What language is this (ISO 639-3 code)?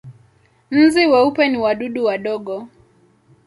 swa